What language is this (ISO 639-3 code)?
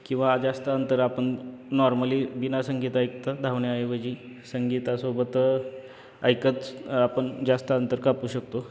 mar